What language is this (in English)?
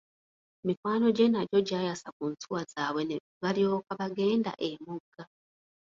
Ganda